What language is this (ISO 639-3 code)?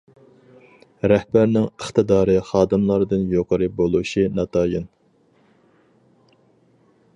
uig